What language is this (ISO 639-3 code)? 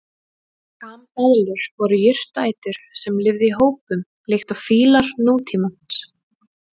isl